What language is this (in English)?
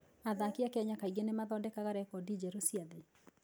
Kikuyu